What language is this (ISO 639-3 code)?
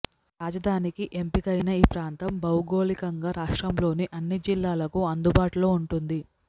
tel